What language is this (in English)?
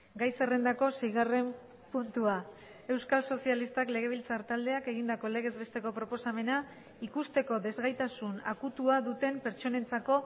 Basque